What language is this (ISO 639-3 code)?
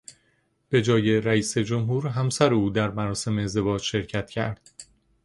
fas